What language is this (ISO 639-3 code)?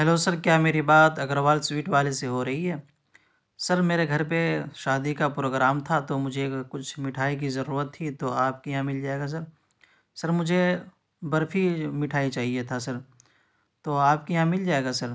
urd